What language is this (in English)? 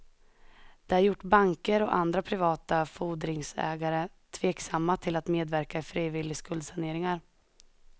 Swedish